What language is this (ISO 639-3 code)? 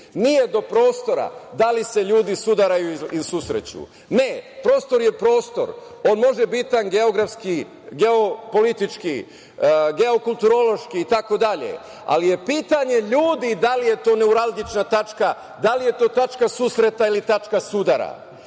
srp